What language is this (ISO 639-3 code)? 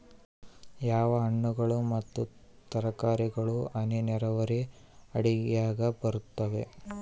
kan